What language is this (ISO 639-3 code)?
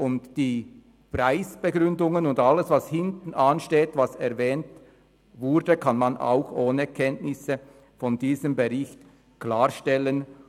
gsw